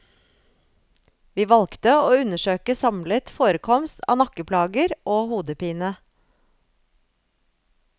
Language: Norwegian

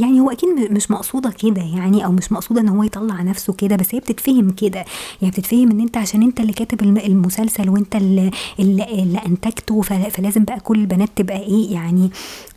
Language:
Arabic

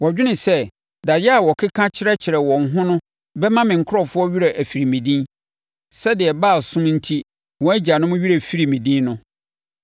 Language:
Akan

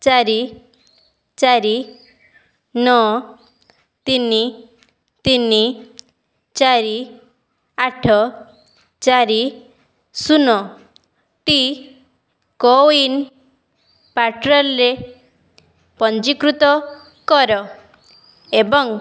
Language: Odia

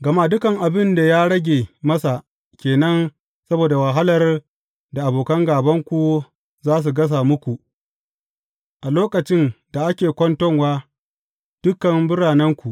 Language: Hausa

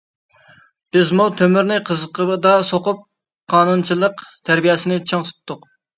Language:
Uyghur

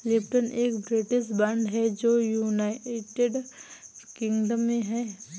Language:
Hindi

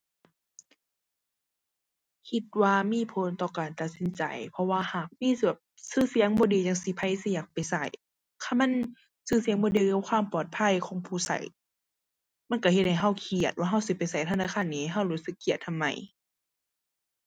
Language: Thai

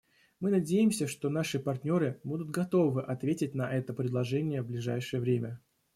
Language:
Russian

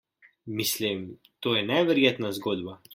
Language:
Slovenian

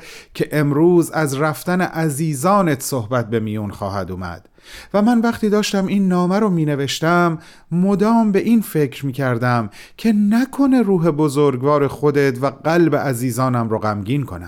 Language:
Persian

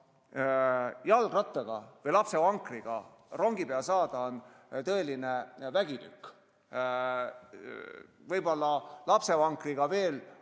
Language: Estonian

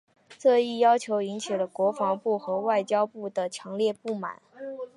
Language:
Chinese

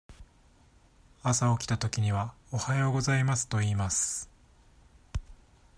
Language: Japanese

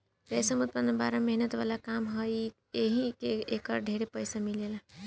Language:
Bhojpuri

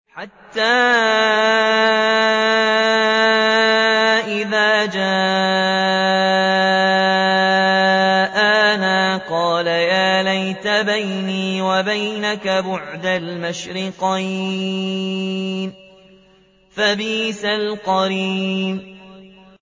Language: Arabic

